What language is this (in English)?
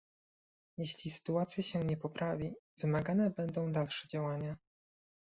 Polish